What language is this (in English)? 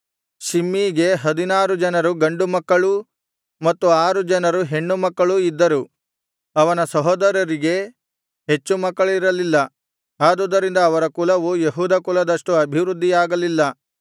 Kannada